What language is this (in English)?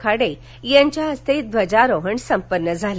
Marathi